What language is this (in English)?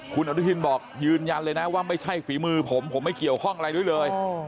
Thai